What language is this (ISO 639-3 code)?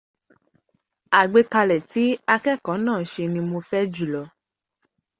yor